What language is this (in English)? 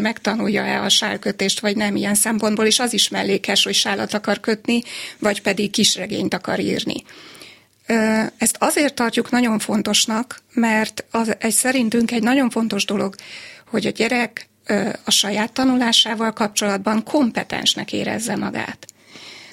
Hungarian